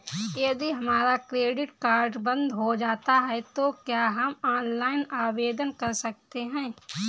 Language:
Hindi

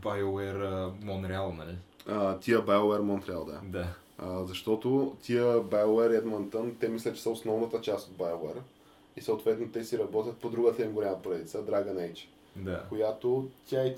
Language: Bulgarian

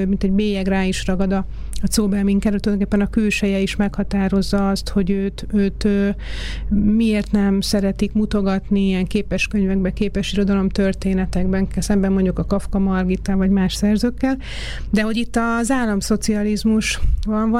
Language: Hungarian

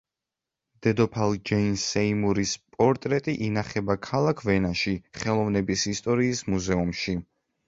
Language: Georgian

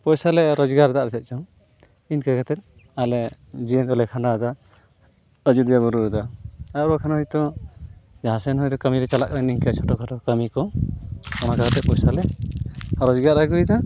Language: Santali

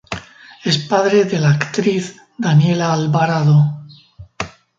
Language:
Spanish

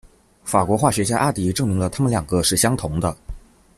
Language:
Chinese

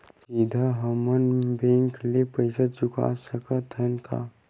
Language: Chhattisgarhi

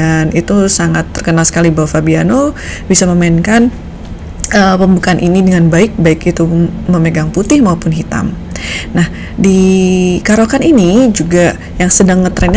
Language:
Indonesian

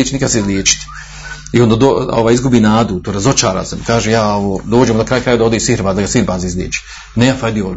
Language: Croatian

